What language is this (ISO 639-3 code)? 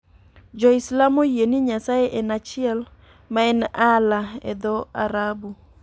luo